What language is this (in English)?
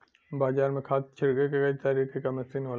Bhojpuri